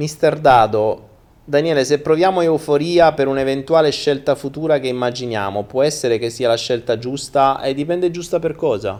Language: Italian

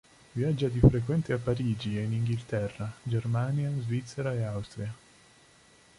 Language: Italian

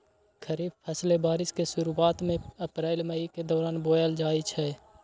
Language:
Magahi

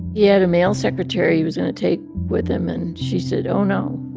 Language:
English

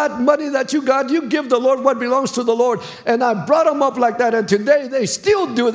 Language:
English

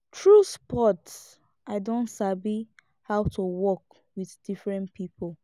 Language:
Nigerian Pidgin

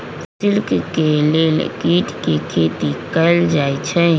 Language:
Magahi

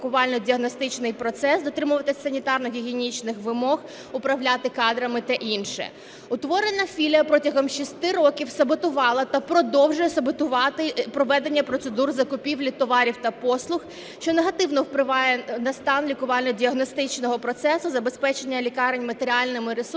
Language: Ukrainian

